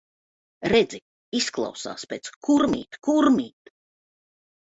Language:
Latvian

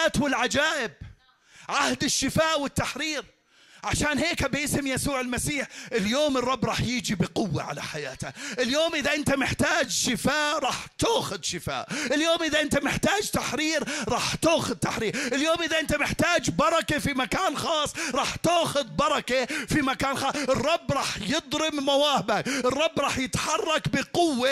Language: Arabic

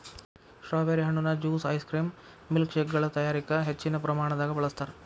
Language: Kannada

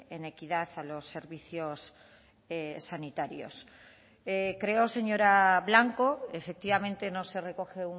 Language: Spanish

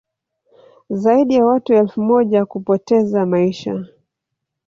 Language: Swahili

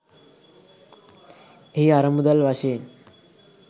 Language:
Sinhala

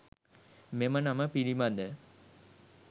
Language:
Sinhala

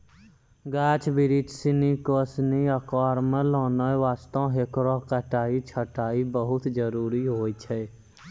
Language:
Maithili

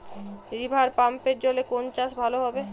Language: Bangla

